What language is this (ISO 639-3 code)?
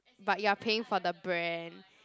eng